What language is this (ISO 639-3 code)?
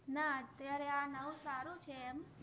guj